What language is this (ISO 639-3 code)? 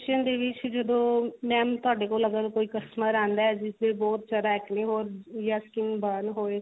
pan